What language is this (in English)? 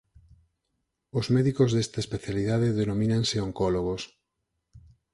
Galician